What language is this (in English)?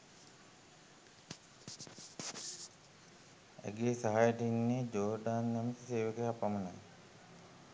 Sinhala